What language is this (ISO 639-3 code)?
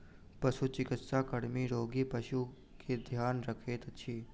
mai